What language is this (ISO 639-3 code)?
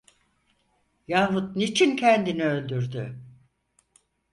tur